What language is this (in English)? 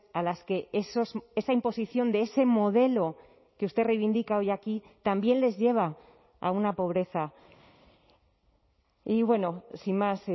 Spanish